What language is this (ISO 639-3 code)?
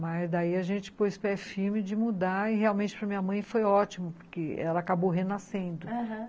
por